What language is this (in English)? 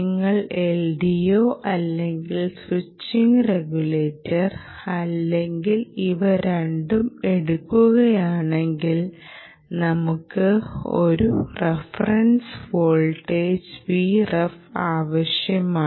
Malayalam